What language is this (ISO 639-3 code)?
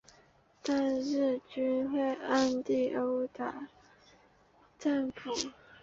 zho